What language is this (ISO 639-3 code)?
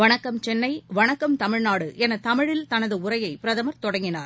tam